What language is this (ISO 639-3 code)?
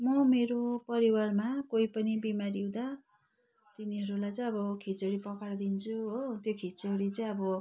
nep